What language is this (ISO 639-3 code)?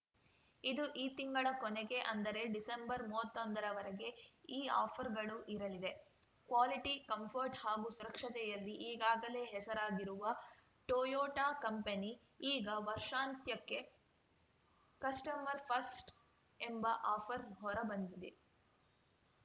kan